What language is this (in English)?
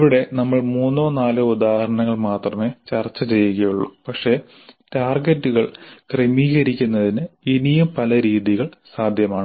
Malayalam